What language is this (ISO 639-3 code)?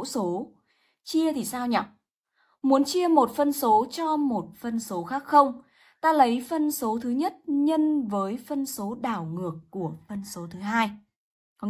vie